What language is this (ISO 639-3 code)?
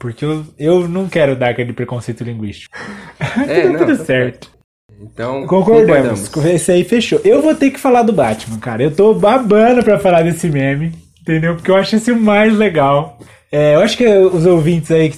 por